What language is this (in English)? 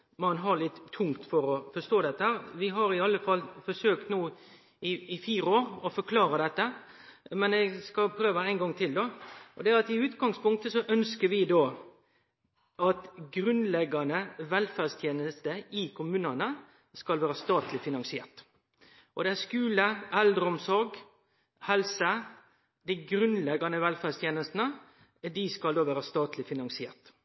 Norwegian Nynorsk